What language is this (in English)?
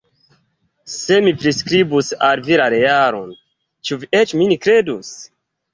Esperanto